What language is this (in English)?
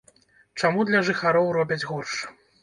Belarusian